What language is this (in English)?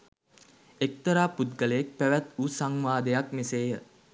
Sinhala